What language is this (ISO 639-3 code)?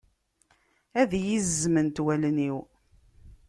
kab